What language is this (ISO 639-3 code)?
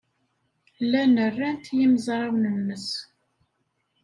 kab